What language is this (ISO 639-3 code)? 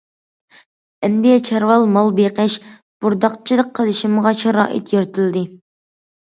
uig